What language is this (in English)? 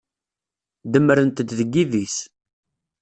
Kabyle